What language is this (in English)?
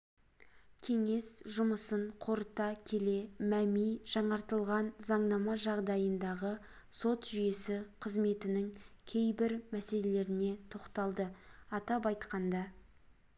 Kazakh